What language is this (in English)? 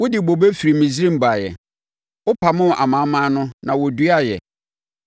Akan